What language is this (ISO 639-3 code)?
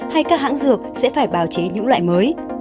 vie